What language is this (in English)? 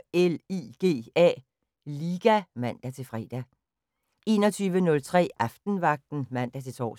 Danish